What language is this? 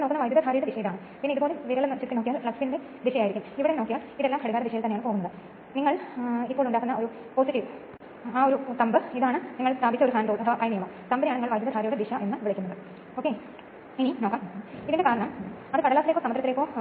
Malayalam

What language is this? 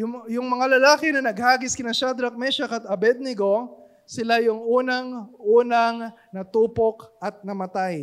Filipino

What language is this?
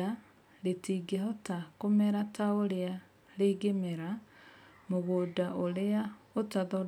Kikuyu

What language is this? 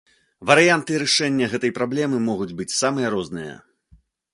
Belarusian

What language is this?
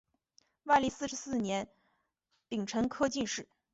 Chinese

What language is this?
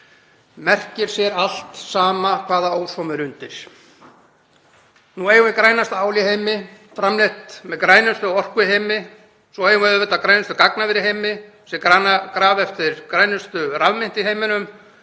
Icelandic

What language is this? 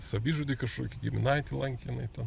Lithuanian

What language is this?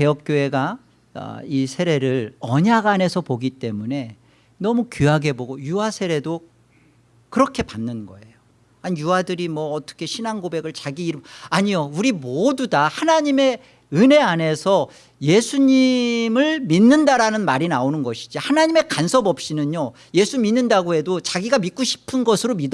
Korean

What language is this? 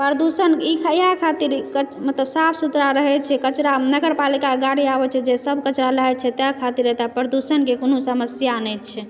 Maithili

